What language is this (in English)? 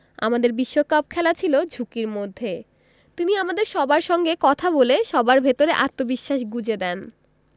Bangla